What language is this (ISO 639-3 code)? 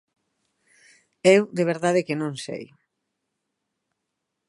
glg